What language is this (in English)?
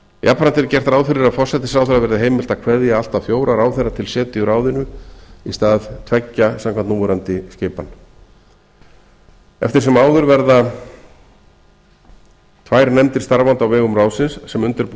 Icelandic